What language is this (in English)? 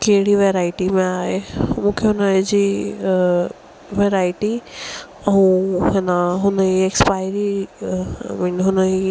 Sindhi